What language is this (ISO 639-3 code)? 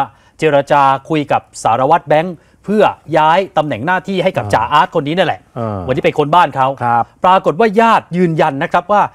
tha